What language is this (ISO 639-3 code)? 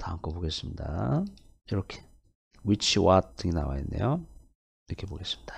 kor